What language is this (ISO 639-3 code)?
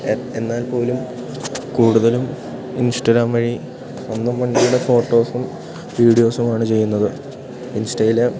mal